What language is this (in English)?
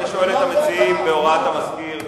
Hebrew